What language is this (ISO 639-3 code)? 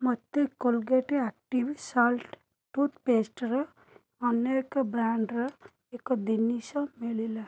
ori